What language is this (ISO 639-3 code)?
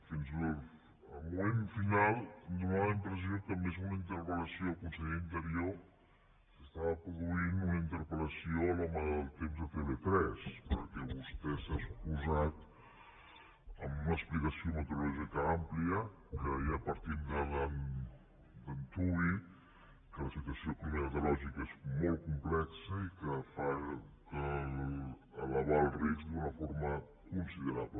cat